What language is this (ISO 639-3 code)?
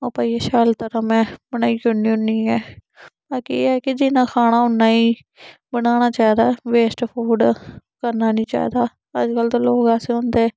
doi